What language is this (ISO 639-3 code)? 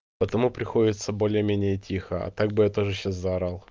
rus